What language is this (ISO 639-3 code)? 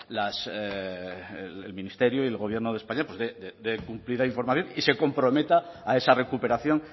spa